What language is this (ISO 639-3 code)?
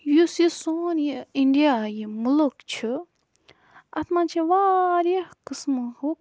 kas